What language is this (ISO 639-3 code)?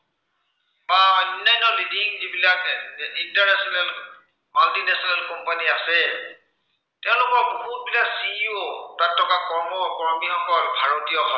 asm